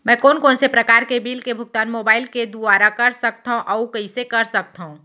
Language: Chhattisgarhi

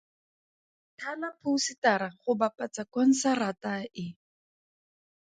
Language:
Tswana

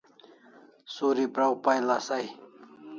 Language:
Kalasha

